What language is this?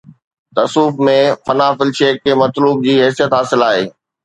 Sindhi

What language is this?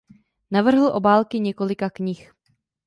Czech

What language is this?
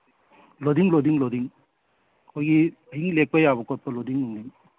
Manipuri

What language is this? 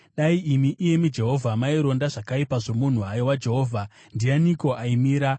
Shona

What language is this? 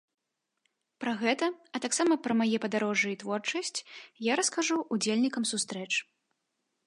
Belarusian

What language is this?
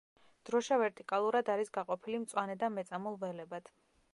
Georgian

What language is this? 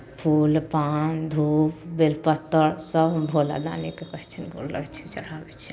Maithili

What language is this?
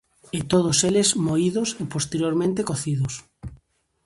Galician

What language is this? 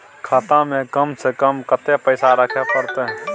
Maithili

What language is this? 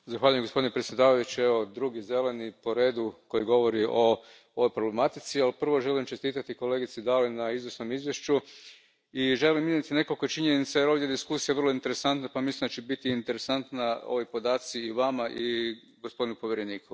Croatian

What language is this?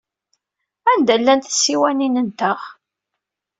Kabyle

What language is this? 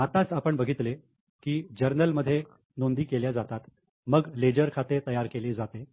Marathi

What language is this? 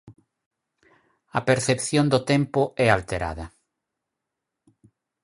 Galician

